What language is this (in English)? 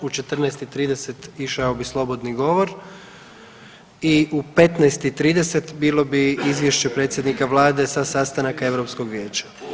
Croatian